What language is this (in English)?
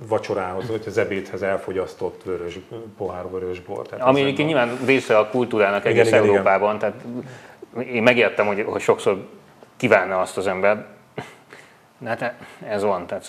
Hungarian